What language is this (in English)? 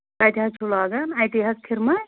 Kashmiri